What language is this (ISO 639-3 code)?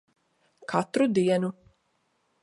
lav